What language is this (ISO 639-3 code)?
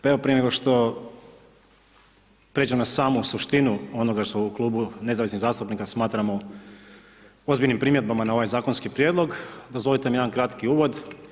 hrv